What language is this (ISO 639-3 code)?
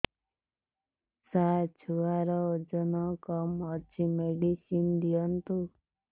ori